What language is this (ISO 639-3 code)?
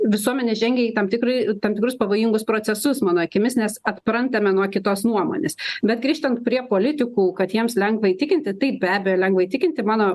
lit